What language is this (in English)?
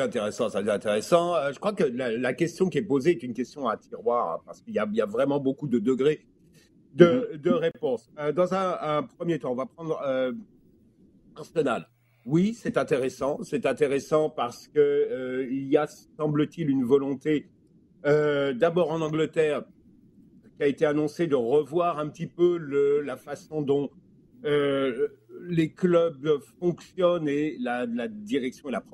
French